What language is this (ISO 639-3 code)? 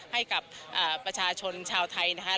tha